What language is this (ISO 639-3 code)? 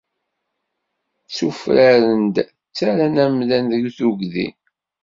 kab